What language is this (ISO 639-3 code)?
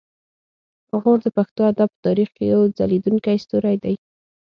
pus